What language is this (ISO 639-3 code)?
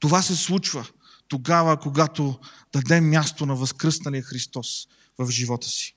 bul